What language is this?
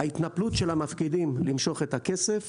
Hebrew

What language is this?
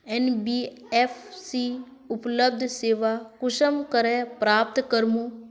Magahi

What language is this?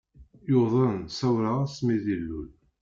Kabyle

